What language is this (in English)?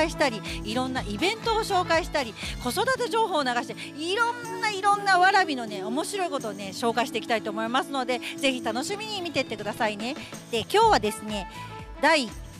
Japanese